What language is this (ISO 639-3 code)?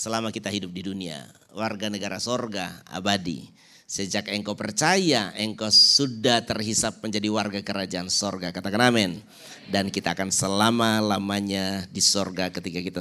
ind